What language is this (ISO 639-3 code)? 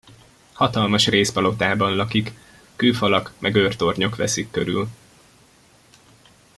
hun